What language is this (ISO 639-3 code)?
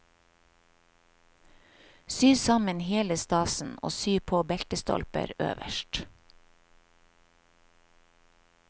nor